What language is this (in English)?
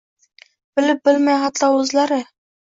Uzbek